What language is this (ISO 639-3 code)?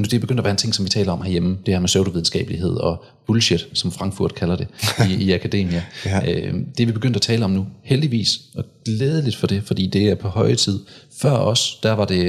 dan